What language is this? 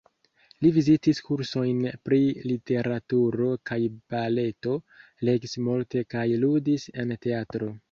Esperanto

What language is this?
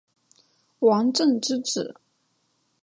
Chinese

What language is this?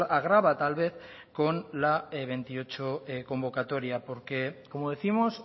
Spanish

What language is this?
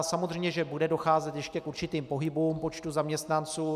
Czech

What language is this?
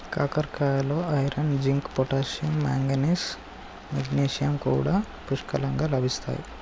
Telugu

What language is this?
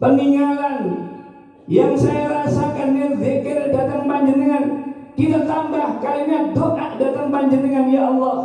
Indonesian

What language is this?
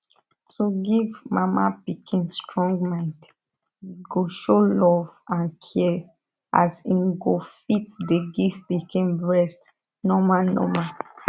Nigerian Pidgin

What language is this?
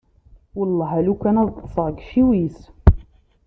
Kabyle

